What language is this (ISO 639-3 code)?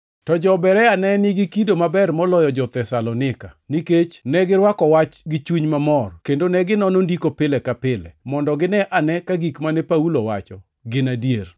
luo